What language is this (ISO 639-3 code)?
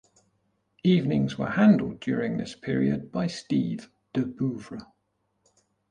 eng